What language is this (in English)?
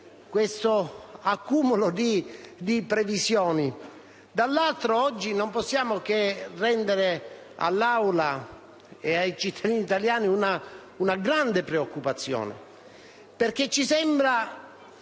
Italian